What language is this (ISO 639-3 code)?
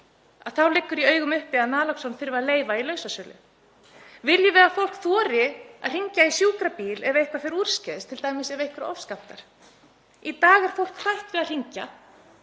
isl